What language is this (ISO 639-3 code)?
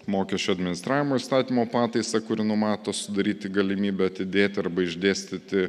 lit